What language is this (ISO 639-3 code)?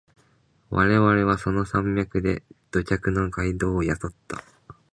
jpn